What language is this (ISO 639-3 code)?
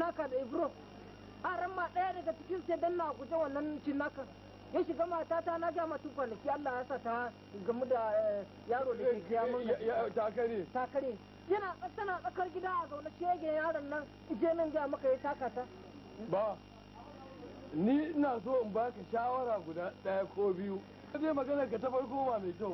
ara